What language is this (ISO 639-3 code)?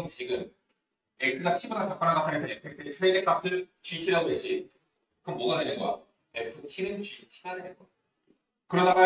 kor